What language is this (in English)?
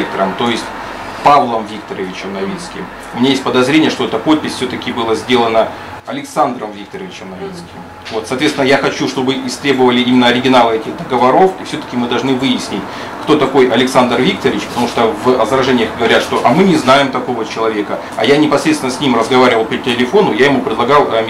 Russian